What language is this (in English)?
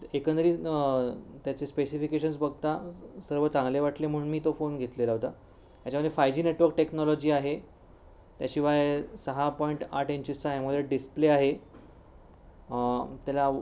Marathi